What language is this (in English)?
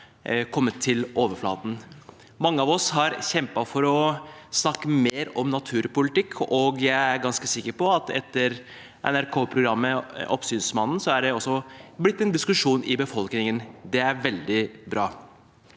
Norwegian